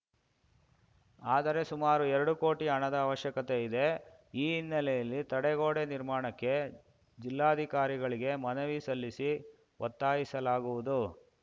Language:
Kannada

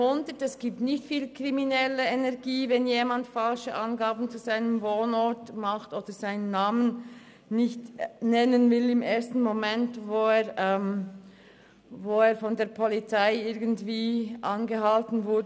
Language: Swiss German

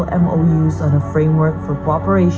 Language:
Indonesian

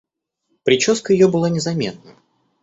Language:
Russian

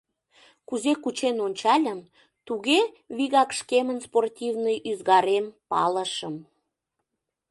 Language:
Mari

